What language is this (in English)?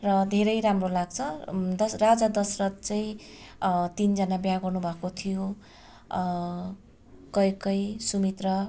Nepali